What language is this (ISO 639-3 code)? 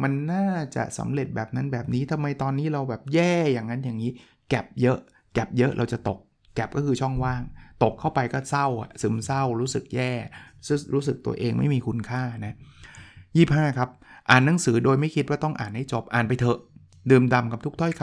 tha